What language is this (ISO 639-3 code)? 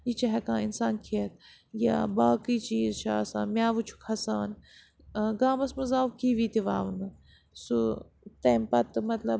kas